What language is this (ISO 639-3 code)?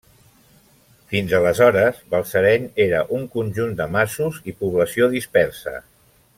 cat